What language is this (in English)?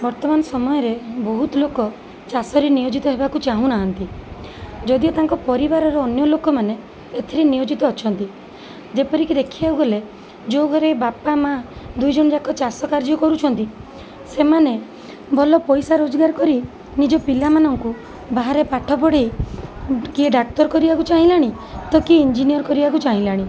Odia